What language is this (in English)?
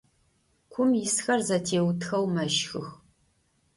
Adyghe